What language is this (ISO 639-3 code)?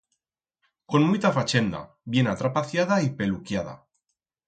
arg